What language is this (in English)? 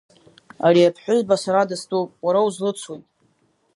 Abkhazian